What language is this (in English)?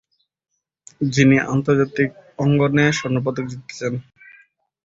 Bangla